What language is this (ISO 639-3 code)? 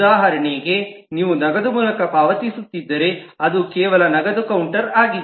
kan